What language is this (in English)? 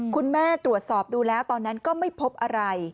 Thai